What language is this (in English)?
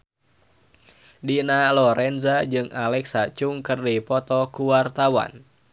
Sundanese